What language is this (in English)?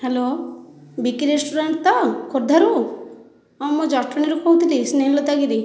Odia